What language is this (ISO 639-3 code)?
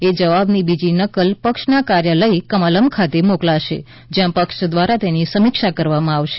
guj